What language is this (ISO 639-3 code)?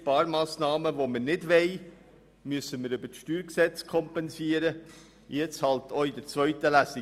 gsw